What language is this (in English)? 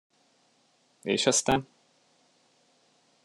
Hungarian